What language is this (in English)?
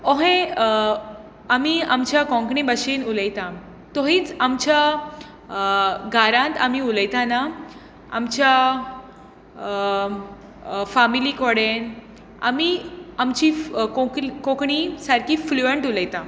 Konkani